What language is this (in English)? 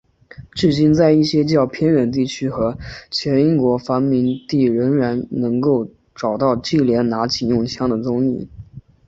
Chinese